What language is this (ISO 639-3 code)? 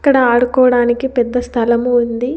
tel